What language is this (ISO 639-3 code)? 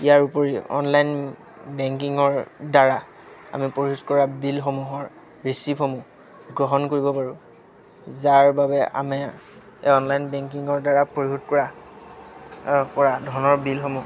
asm